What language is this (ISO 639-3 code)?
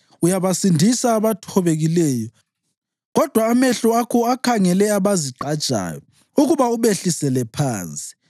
nde